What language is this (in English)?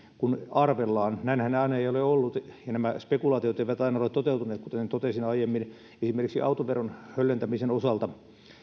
Finnish